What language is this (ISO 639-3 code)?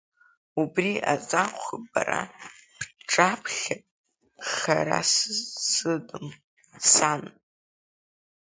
abk